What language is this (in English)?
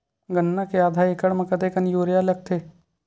Chhattisgarhi